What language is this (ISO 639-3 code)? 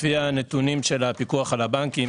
heb